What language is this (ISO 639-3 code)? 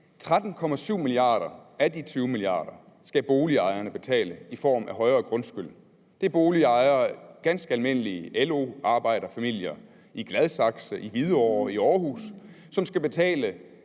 dan